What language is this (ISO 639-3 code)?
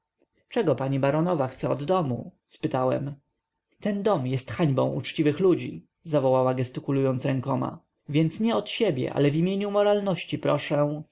pol